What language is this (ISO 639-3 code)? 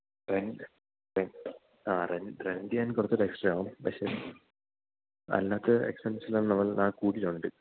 mal